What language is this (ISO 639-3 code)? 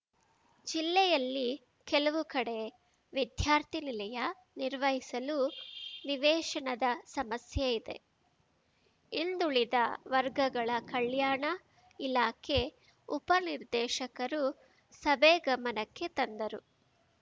kan